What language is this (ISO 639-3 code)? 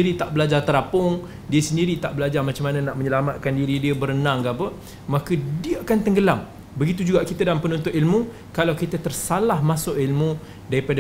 msa